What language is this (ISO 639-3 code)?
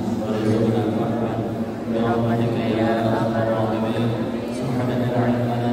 ind